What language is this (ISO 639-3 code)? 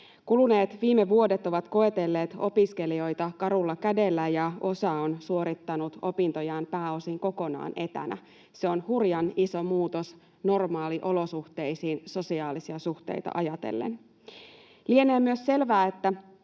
fin